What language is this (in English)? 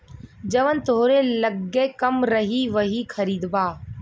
Bhojpuri